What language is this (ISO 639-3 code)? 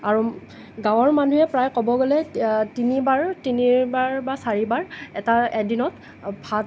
asm